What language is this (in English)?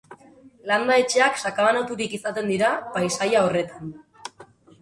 Basque